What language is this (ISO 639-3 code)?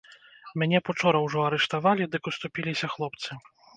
bel